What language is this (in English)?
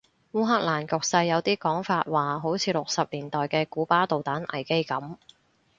Cantonese